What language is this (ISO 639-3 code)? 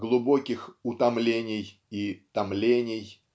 rus